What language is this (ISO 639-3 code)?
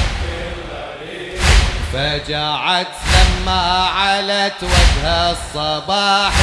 ara